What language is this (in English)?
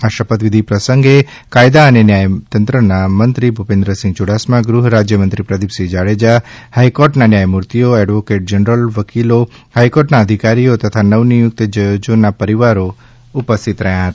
Gujarati